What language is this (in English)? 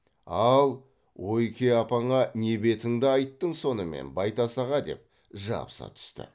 Kazakh